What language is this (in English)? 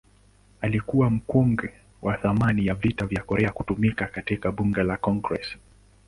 Swahili